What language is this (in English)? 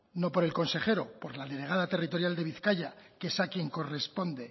Spanish